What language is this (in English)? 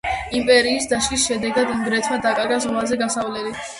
Georgian